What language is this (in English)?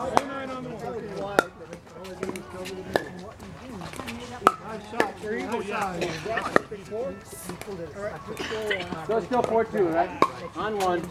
English